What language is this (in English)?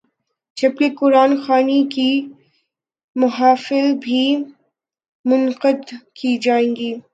Urdu